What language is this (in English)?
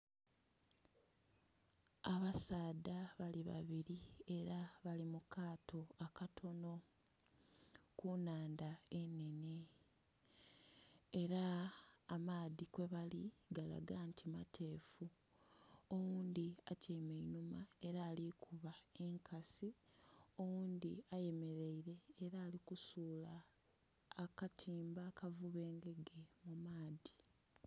Soga